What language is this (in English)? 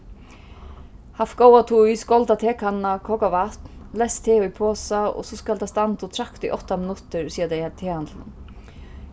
Faroese